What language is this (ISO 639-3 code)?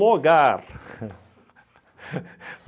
por